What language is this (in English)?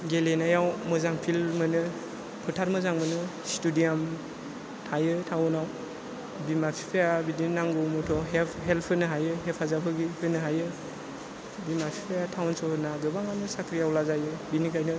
Bodo